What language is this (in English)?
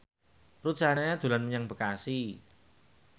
Javanese